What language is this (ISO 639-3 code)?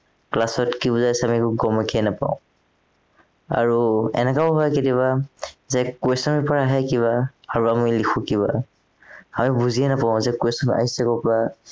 asm